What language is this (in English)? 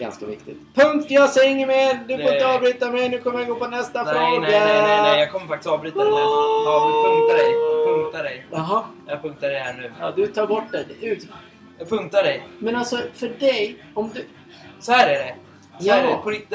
Swedish